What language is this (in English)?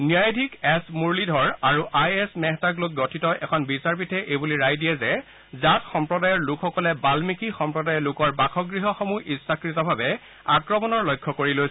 Assamese